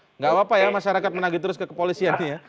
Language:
Indonesian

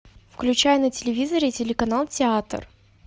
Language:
Russian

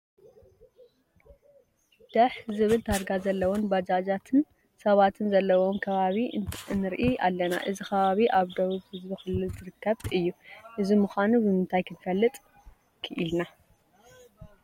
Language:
Tigrinya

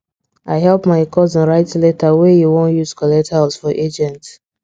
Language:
Nigerian Pidgin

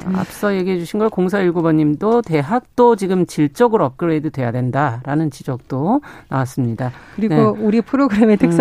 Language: Korean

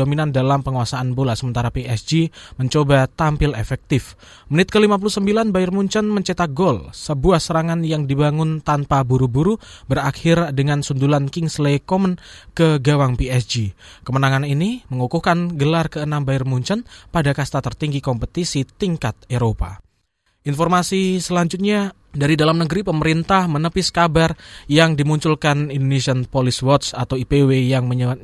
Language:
Indonesian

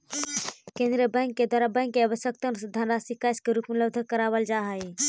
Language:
Magahi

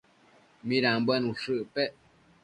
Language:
Matsés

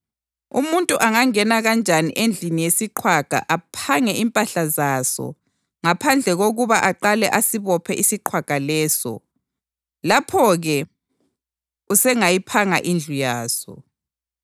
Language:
North Ndebele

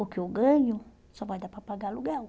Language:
Portuguese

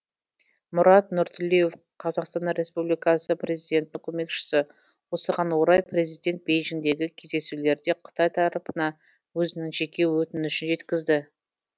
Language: Kazakh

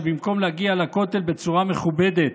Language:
Hebrew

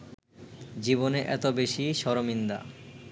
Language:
Bangla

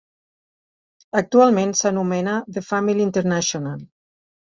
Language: Catalan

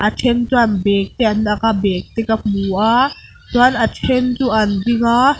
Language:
Mizo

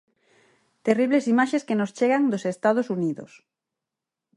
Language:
Galician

